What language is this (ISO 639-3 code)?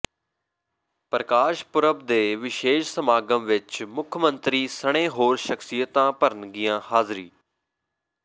pan